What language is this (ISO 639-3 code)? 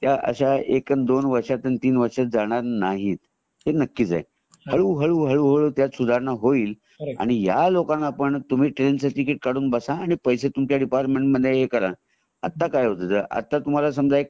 mar